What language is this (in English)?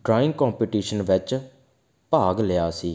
Punjabi